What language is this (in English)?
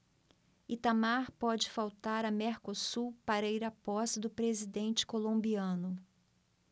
Portuguese